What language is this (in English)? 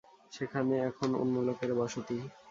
Bangla